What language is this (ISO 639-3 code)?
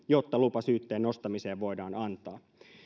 fin